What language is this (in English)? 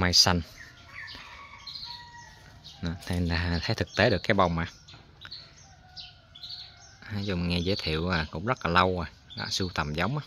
Vietnamese